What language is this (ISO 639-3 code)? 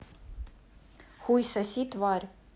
rus